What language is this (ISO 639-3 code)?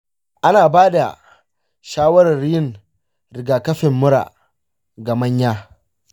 hau